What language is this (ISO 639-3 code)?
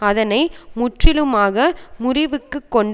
tam